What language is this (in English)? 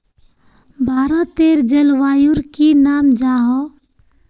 Magahi